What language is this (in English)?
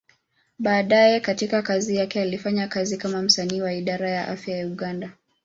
Swahili